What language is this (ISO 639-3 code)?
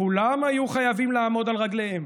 heb